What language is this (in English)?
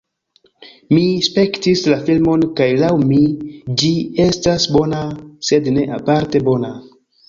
Esperanto